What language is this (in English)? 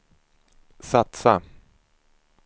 Swedish